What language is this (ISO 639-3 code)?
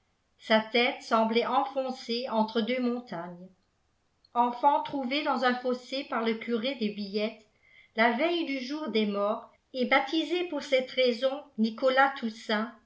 fra